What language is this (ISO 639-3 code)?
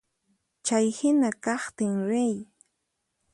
qxp